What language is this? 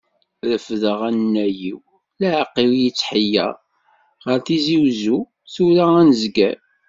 Kabyle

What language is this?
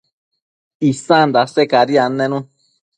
Matsés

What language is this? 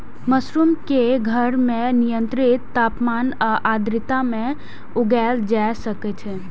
Maithili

